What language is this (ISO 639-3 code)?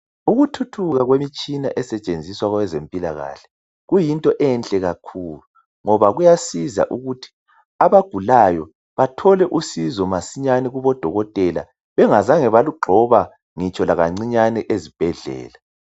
nde